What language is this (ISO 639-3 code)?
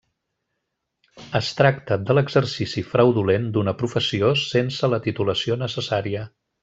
cat